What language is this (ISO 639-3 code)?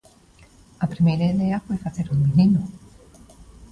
glg